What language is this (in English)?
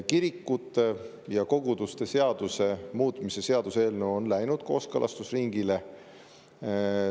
Estonian